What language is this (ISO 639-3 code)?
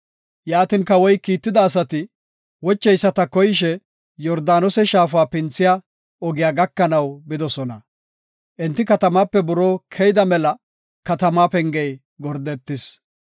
gof